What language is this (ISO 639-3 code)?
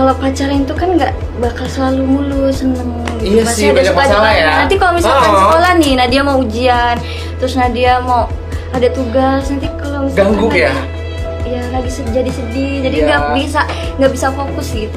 ind